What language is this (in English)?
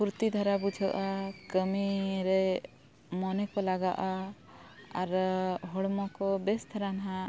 Santali